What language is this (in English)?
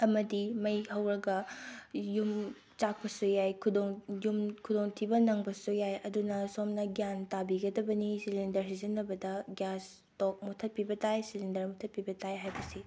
Manipuri